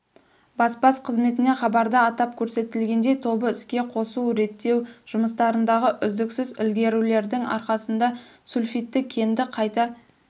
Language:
Kazakh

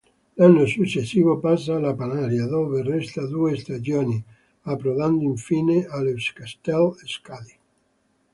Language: Italian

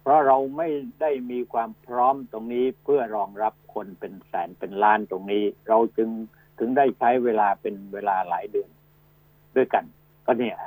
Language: Thai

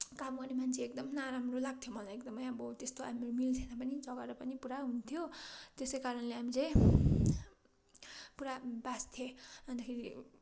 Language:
Nepali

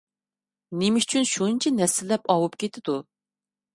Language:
Uyghur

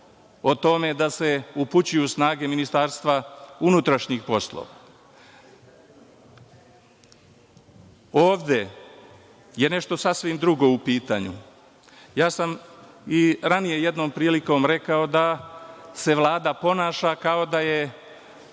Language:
Serbian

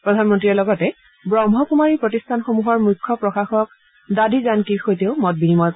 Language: Assamese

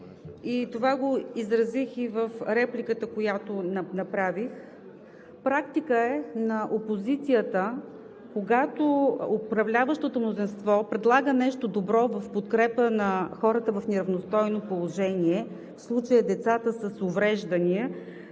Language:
Bulgarian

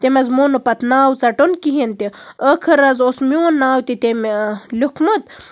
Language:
Kashmiri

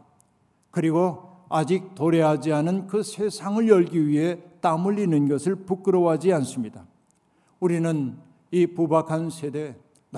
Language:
Korean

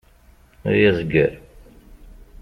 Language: Kabyle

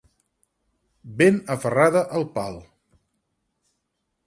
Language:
Catalan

